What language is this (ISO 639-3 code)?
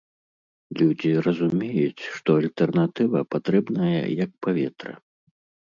bel